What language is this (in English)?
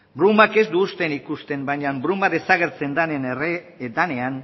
Basque